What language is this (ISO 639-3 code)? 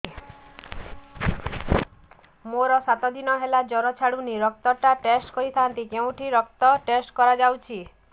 ori